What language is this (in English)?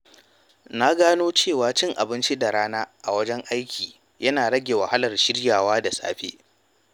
Hausa